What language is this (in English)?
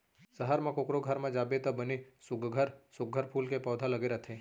Chhattisgarhi